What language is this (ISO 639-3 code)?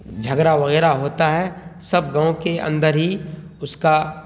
urd